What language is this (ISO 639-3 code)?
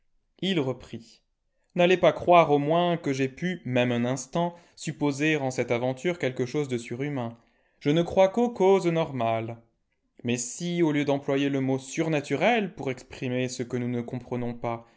fra